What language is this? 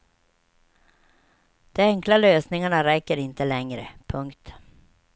Swedish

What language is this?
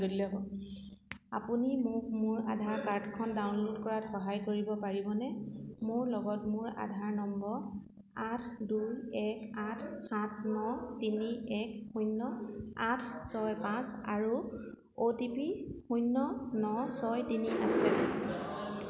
Assamese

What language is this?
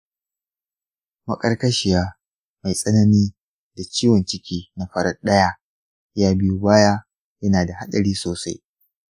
Hausa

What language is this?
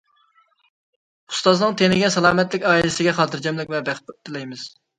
Uyghur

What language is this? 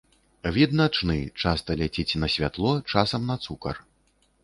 Belarusian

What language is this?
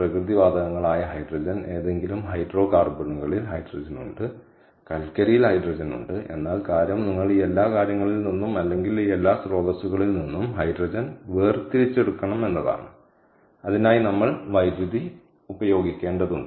Malayalam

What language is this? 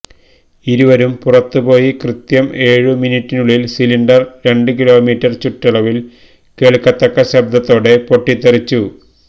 Malayalam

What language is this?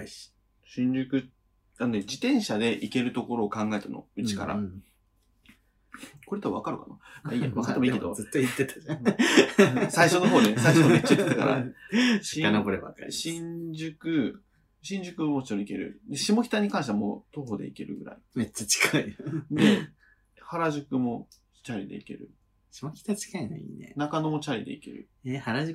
Japanese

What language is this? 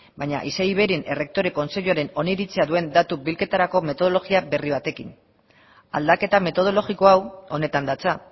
Basque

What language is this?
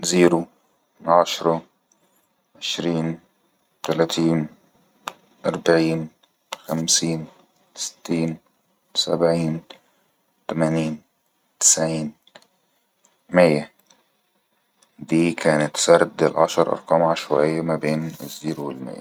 Egyptian Arabic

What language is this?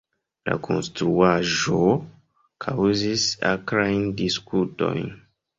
Esperanto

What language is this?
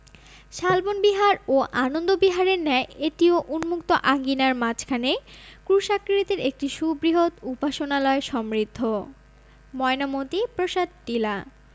Bangla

